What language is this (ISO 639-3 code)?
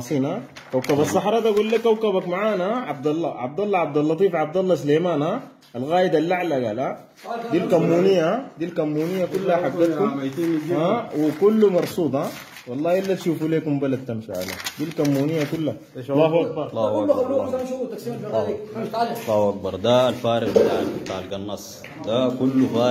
ara